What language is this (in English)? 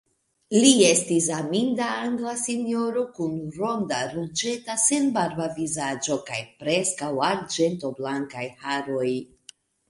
Esperanto